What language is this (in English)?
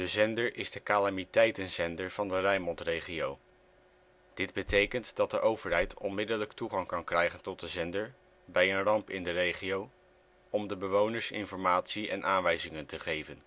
Dutch